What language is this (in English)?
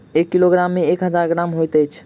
Maithili